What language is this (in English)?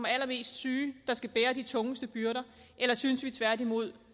Danish